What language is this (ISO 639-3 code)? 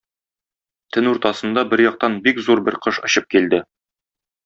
tat